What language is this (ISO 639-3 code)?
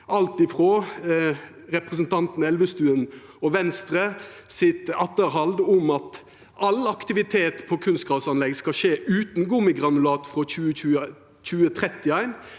nor